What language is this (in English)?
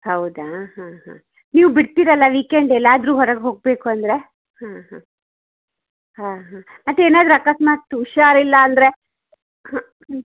Kannada